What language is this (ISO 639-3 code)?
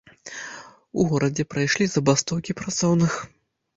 bel